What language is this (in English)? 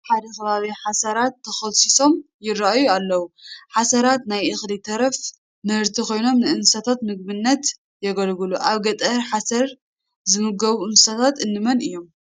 Tigrinya